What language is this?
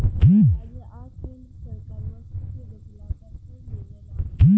Bhojpuri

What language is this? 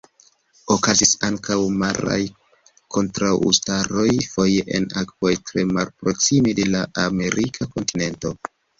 Esperanto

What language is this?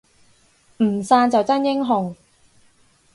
Cantonese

